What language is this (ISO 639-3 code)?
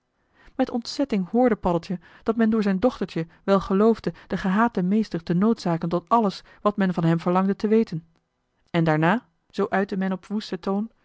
nld